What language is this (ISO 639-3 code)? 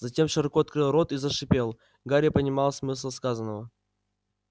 rus